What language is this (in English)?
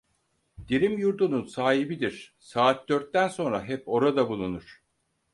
Turkish